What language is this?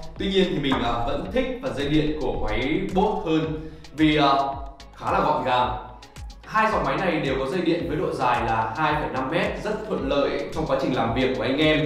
Vietnamese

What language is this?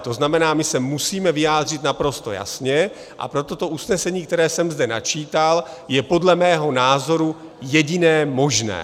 Czech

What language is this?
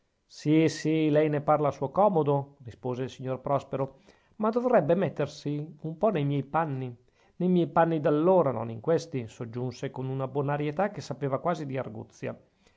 Italian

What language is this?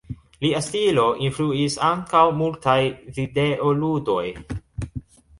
Esperanto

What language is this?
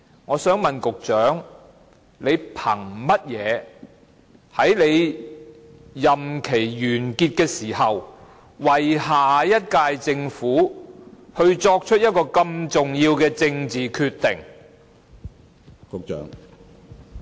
Cantonese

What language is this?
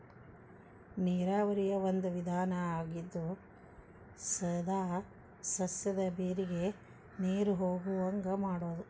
Kannada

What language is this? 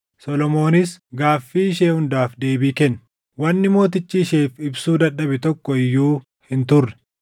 Oromo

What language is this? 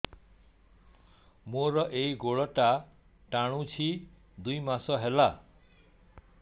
Odia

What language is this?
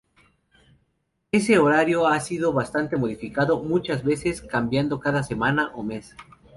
Spanish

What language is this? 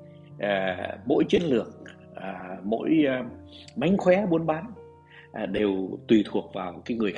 Vietnamese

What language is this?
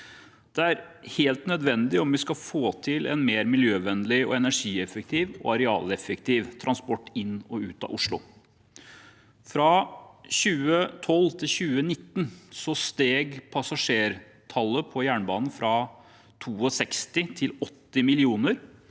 Norwegian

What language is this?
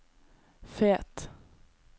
Norwegian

